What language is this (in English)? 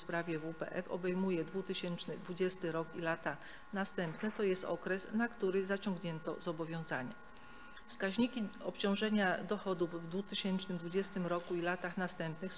Polish